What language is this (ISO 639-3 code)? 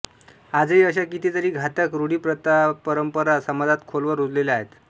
mar